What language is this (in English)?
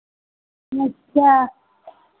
Hindi